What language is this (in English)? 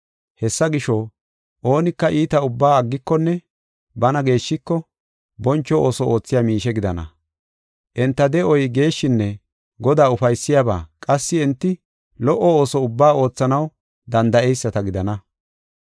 Gofa